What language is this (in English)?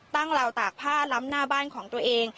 Thai